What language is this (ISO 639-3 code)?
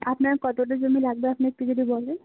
ben